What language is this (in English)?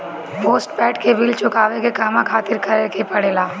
Bhojpuri